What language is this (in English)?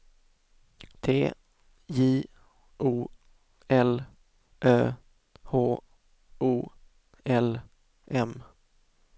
Swedish